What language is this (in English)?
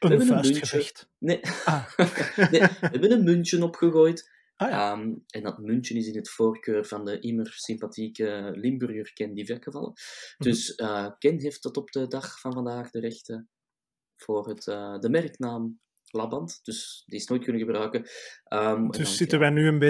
Dutch